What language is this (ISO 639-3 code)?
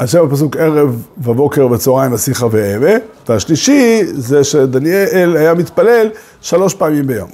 heb